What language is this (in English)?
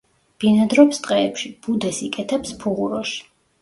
Georgian